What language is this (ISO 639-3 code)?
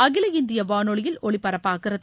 tam